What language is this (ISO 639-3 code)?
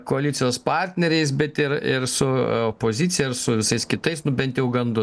lit